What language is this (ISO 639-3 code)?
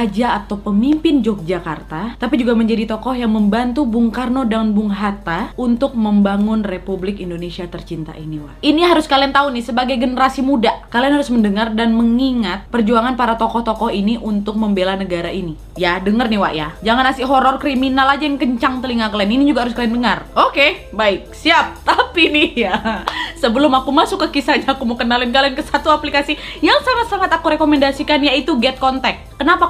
ind